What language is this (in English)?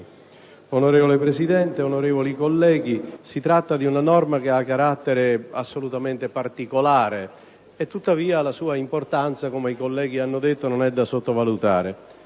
Italian